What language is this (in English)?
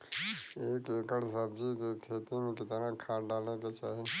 Bhojpuri